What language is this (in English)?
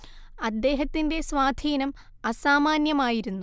Malayalam